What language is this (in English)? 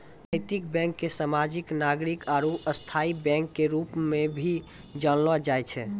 Maithili